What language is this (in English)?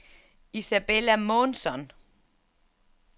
Danish